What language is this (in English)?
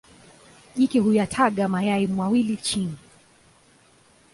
Swahili